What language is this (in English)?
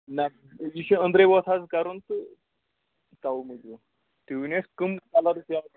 Kashmiri